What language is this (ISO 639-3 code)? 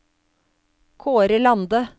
nor